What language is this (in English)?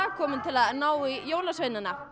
Icelandic